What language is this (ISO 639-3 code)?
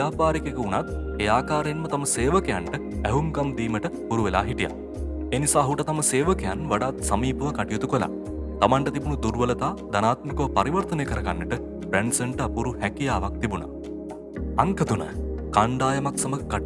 sin